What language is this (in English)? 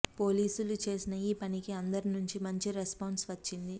Telugu